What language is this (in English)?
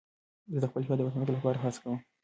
Pashto